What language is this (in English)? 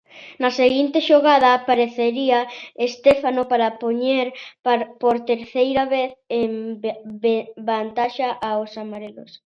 Galician